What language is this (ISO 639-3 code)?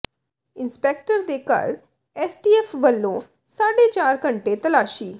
pan